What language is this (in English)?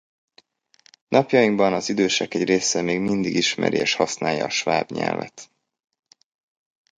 Hungarian